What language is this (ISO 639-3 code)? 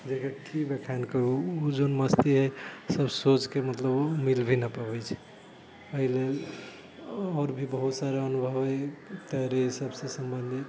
mai